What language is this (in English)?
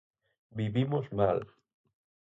Galician